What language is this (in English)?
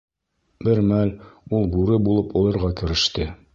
Bashkir